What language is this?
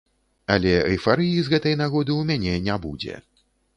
Belarusian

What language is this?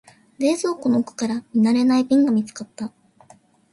Japanese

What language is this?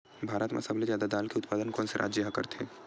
Chhattisgarhi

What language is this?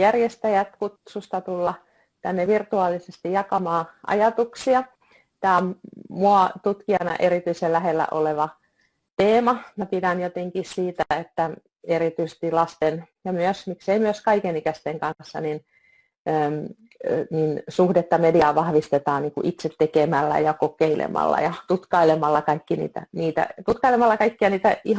Finnish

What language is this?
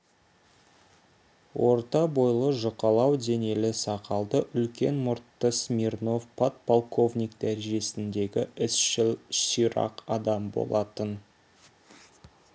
Kazakh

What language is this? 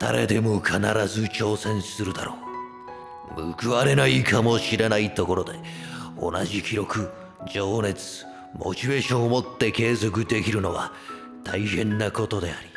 Japanese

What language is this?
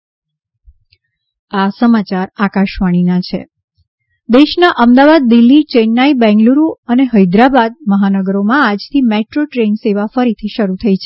Gujarati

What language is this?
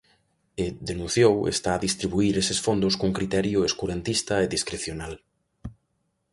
Galician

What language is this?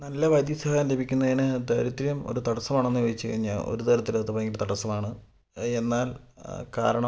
Malayalam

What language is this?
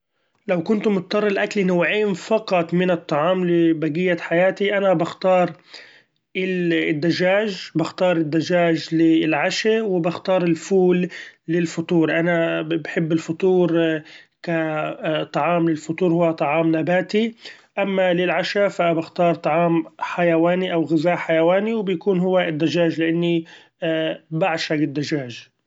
Gulf Arabic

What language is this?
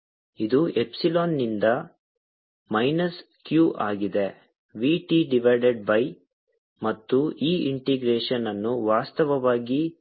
Kannada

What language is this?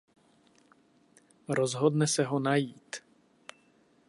Czech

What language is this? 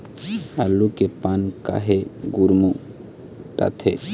Chhattisgarhi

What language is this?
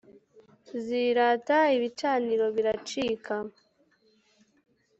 Kinyarwanda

